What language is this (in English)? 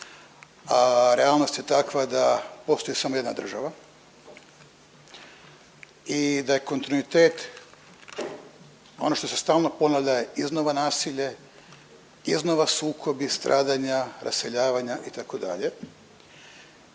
Croatian